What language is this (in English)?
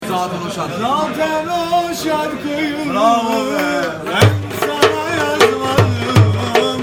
Turkish